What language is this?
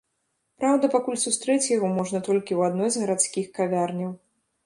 Belarusian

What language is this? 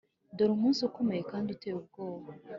Kinyarwanda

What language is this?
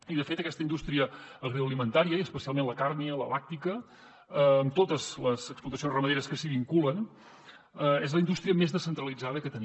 Catalan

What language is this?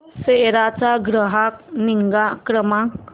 Marathi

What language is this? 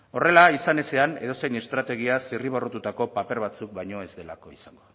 Basque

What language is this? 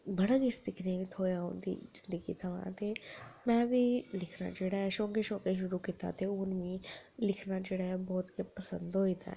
Dogri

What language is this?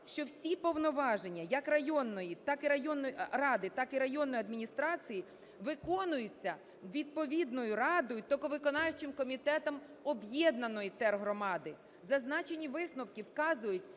Ukrainian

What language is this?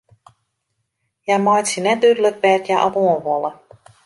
Western Frisian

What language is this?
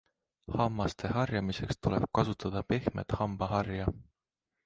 Estonian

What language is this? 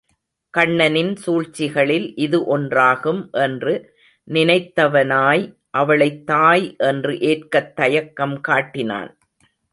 Tamil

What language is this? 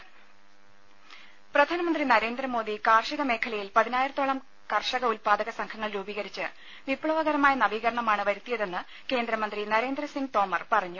Malayalam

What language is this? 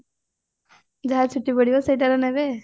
Odia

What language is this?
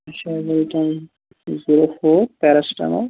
Kashmiri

